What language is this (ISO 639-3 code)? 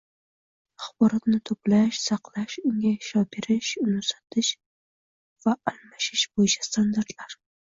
uzb